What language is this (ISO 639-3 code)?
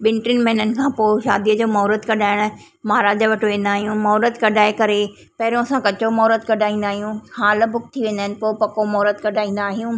snd